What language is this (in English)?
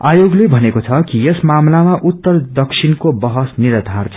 Nepali